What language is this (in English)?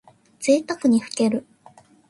Japanese